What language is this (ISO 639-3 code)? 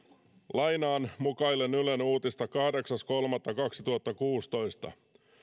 fin